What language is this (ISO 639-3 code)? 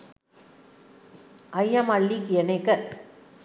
sin